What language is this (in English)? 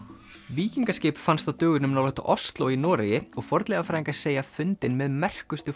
Icelandic